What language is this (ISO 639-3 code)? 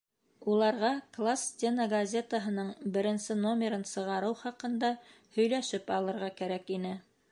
bak